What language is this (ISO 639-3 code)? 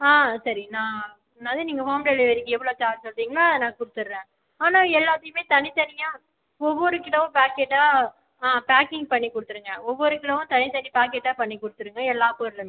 tam